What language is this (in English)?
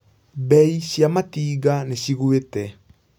Kikuyu